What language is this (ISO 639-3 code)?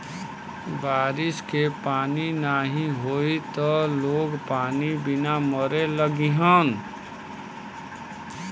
bho